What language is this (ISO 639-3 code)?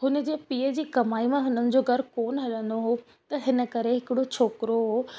snd